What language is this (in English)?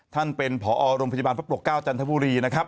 Thai